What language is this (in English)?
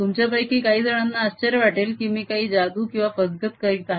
Marathi